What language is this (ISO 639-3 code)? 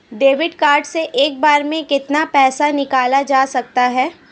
hin